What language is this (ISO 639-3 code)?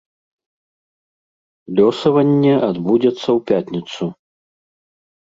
bel